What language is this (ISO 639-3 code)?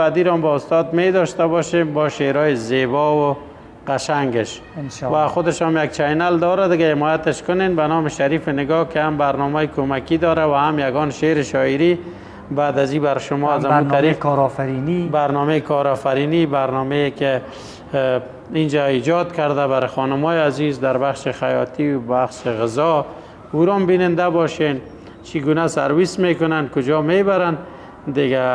fas